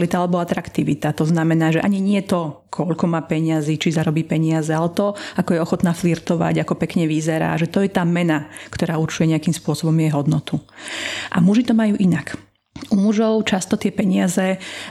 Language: Slovak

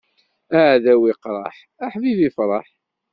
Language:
Kabyle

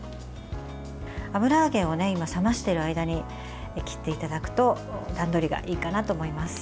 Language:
Japanese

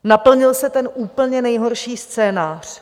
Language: Czech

